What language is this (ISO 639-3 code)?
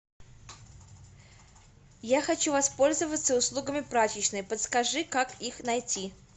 rus